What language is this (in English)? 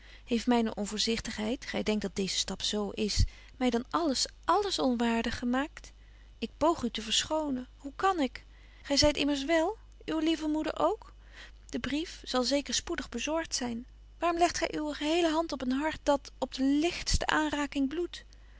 Dutch